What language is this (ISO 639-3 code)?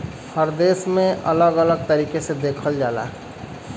bho